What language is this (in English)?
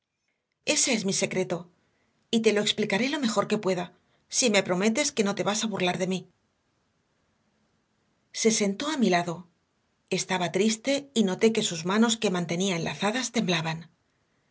Spanish